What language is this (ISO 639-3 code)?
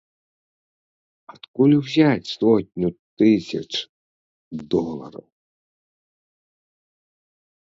bel